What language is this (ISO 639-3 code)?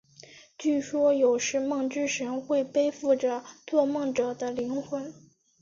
zho